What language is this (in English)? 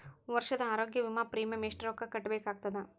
Kannada